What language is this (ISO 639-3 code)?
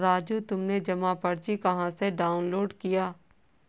hin